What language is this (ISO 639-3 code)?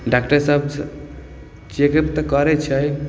mai